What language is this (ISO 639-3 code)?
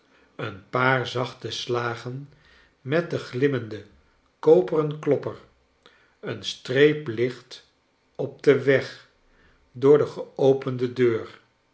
nld